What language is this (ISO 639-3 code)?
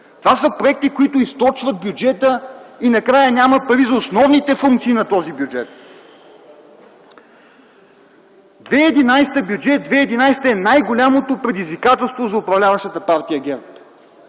bul